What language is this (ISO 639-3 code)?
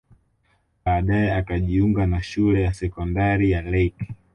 swa